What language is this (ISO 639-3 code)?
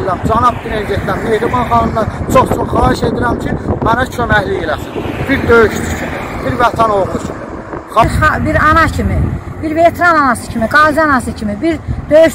tur